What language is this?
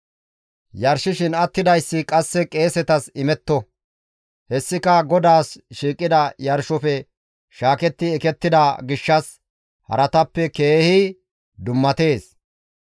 Gamo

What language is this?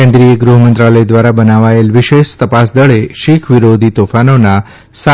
Gujarati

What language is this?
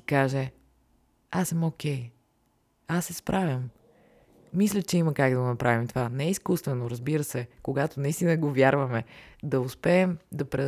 Bulgarian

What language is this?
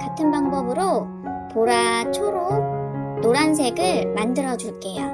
Korean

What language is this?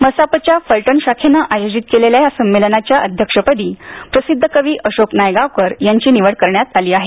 Marathi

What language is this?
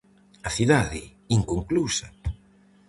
Galician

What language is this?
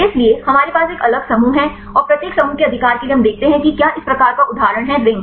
Hindi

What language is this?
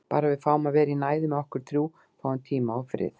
Icelandic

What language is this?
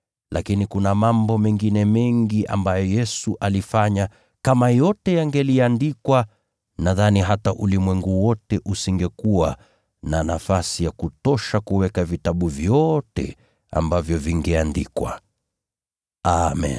Swahili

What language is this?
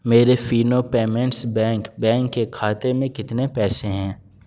Urdu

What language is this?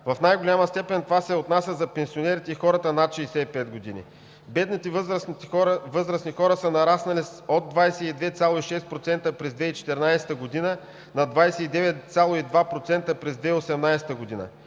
Bulgarian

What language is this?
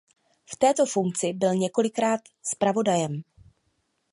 Czech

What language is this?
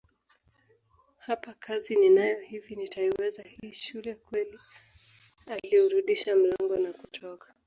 Swahili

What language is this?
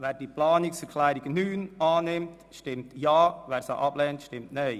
Swiss German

